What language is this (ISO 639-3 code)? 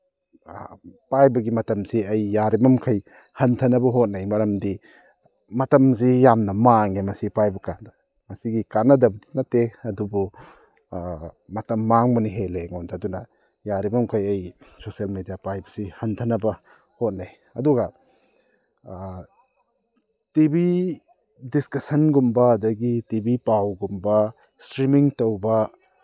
mni